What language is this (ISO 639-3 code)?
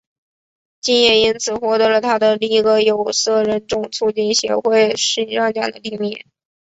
zho